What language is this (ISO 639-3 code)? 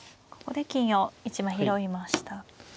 jpn